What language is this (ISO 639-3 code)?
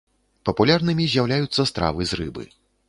bel